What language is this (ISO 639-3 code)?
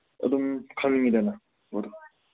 mni